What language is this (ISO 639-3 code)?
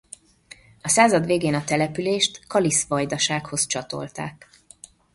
hun